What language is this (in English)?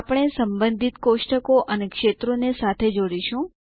Gujarati